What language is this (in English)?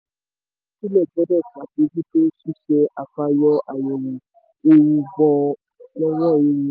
Yoruba